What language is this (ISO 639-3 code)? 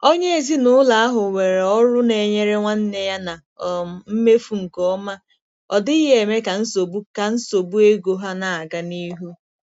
ibo